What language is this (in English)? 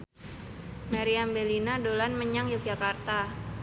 Javanese